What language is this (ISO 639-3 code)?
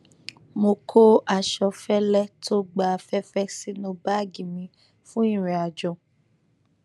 yor